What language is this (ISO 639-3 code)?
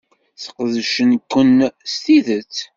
kab